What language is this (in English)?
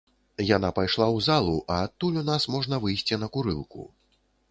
Belarusian